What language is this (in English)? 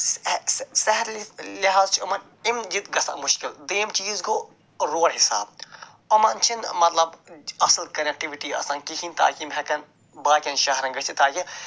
Kashmiri